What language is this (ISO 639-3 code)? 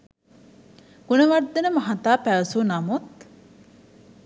sin